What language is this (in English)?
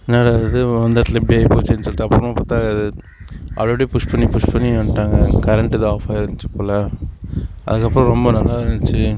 Tamil